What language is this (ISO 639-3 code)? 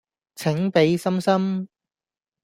yue